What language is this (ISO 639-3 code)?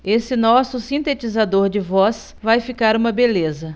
por